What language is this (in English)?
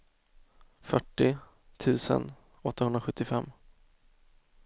Swedish